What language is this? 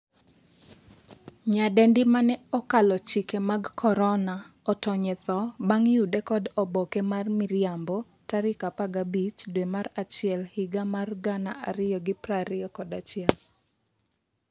Luo (Kenya and Tanzania)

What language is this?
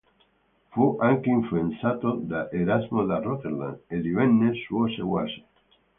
Italian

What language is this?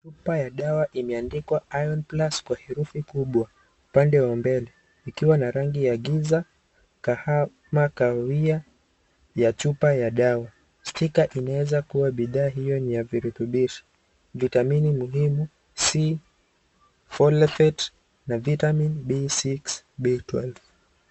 Swahili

